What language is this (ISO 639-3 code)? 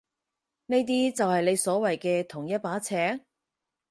yue